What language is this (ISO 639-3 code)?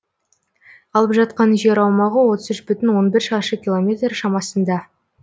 kaz